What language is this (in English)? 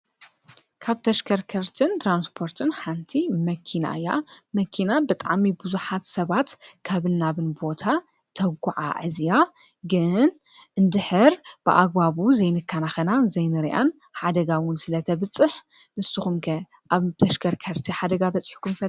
Tigrinya